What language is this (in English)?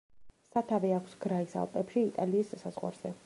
Georgian